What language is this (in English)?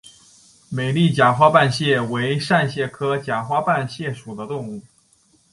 Chinese